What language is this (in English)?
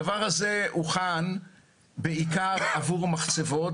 Hebrew